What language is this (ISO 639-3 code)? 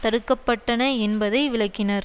tam